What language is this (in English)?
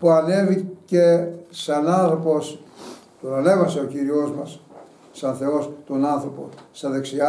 Greek